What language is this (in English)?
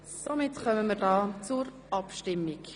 Swiss German